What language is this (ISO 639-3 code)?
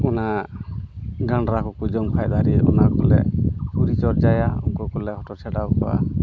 sat